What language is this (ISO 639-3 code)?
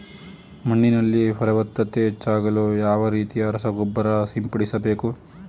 kan